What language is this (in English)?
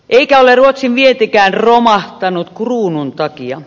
Finnish